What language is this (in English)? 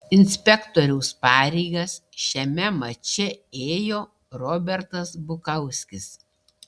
Lithuanian